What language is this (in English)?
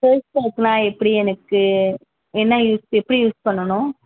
Tamil